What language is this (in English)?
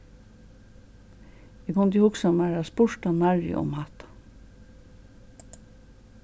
Faroese